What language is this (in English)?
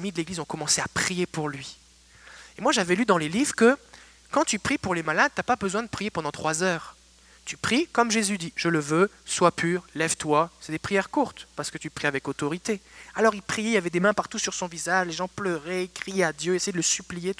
French